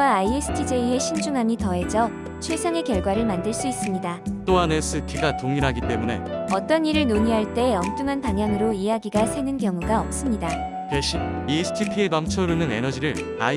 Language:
Korean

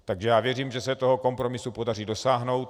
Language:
Czech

